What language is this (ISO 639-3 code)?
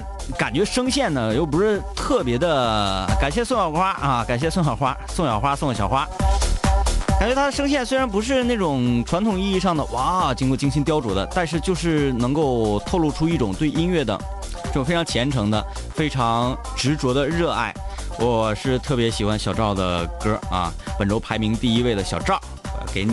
zho